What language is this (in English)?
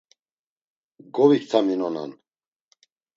Laz